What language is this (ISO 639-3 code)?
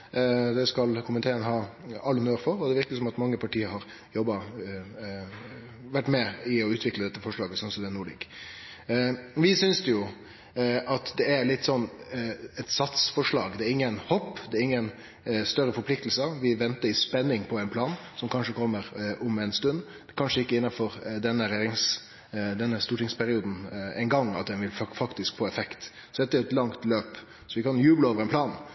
nno